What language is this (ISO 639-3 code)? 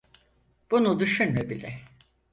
tur